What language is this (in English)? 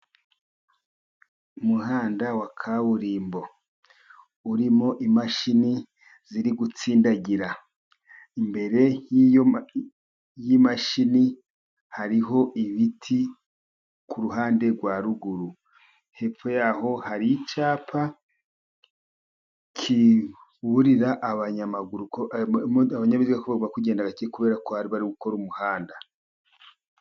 Kinyarwanda